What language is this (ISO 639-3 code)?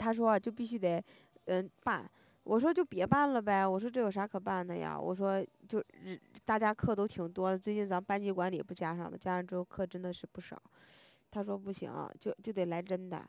zho